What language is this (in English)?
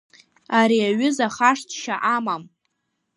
Abkhazian